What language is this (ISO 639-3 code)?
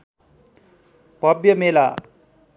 nep